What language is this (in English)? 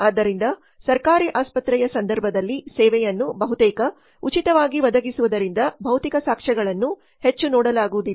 Kannada